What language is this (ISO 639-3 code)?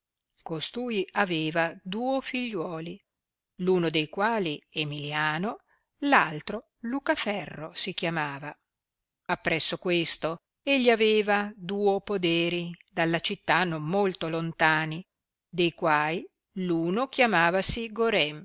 ita